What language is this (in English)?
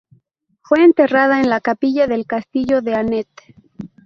Spanish